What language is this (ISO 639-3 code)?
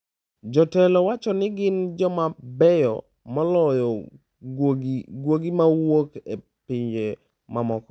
luo